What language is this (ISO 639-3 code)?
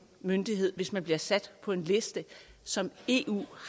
dan